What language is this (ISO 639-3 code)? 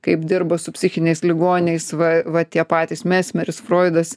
lit